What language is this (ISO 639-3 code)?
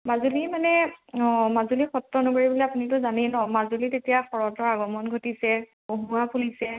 asm